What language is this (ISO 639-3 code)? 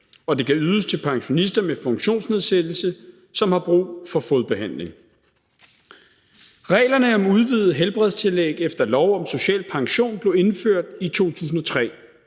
dan